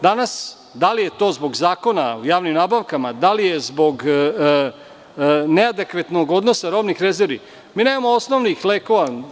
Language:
Serbian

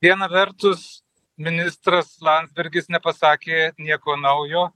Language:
Lithuanian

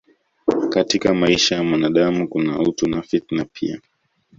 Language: Swahili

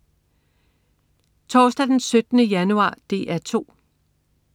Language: Danish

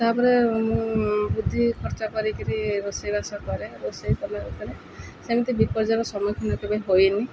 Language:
Odia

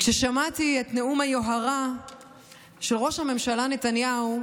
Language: Hebrew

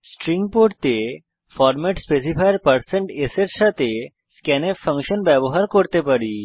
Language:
Bangla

